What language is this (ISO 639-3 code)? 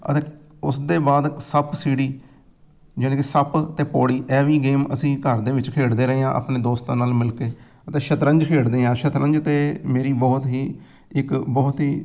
pan